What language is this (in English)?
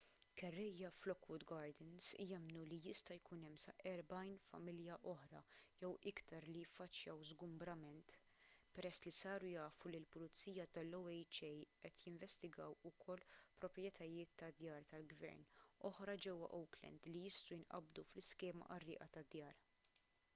Maltese